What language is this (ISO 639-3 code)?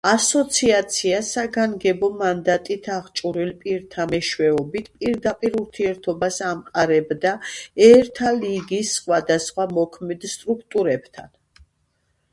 kat